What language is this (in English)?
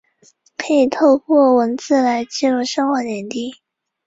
Chinese